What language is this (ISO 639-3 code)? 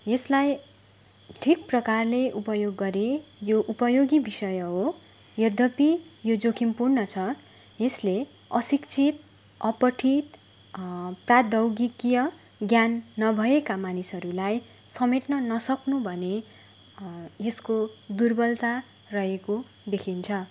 nep